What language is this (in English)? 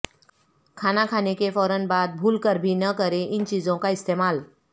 Urdu